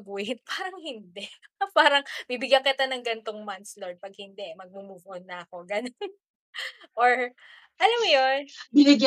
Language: Filipino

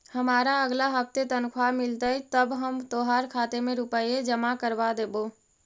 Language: Magahi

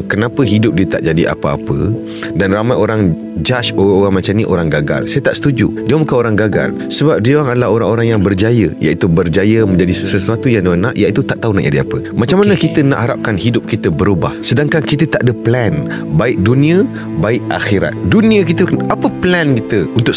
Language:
Malay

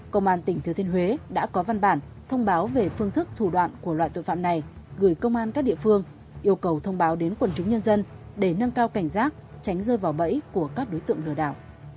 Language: Vietnamese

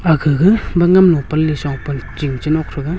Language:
Wancho Naga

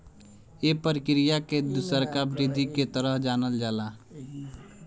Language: Bhojpuri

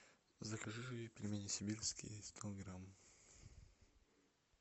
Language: Russian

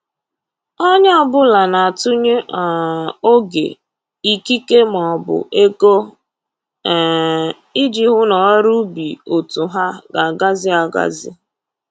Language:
Igbo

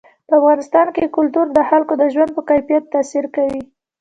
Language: Pashto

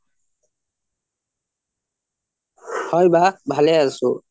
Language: Assamese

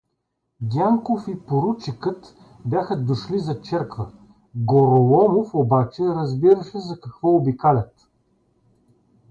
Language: Bulgarian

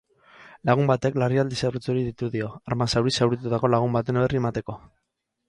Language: Basque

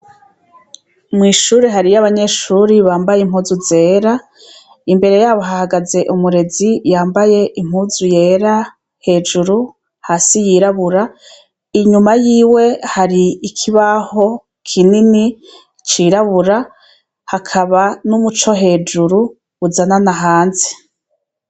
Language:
Rundi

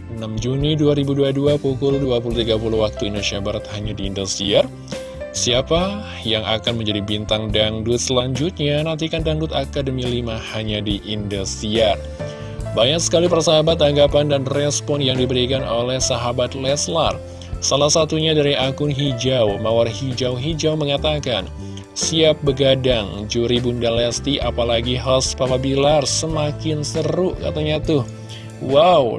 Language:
Indonesian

